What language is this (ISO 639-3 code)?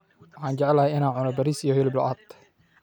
som